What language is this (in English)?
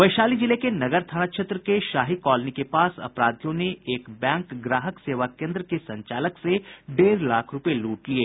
Hindi